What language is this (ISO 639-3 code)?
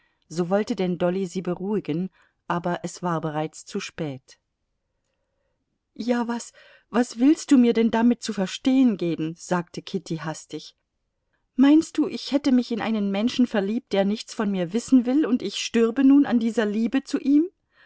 deu